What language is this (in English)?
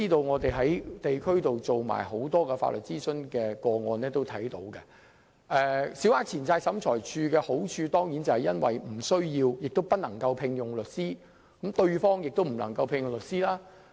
Cantonese